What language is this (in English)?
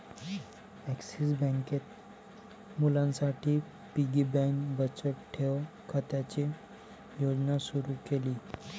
Marathi